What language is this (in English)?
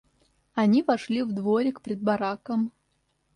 Russian